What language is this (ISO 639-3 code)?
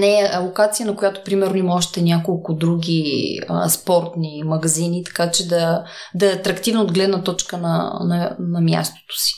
bul